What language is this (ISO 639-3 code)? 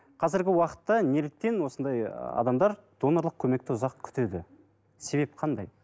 kaz